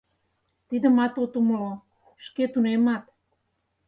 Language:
Mari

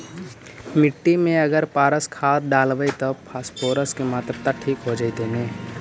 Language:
Magahi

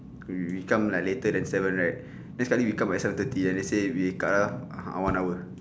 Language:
English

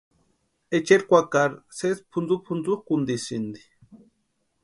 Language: Western Highland Purepecha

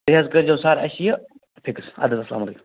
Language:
Kashmiri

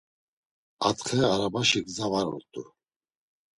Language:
Laz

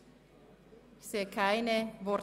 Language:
Swiss German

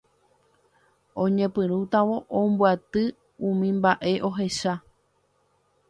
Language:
Guarani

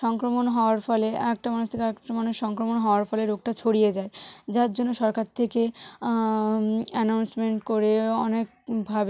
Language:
Bangla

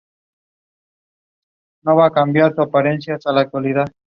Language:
Spanish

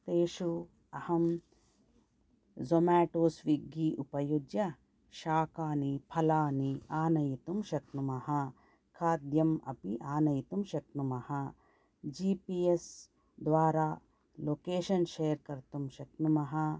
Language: Sanskrit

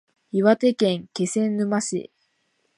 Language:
Japanese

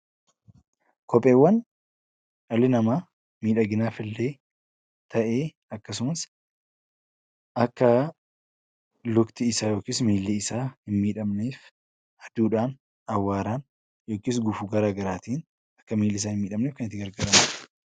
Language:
Oromo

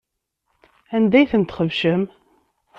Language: Kabyle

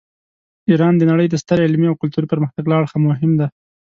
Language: Pashto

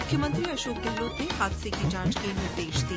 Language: Hindi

